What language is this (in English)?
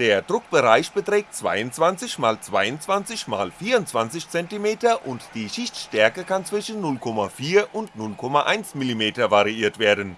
German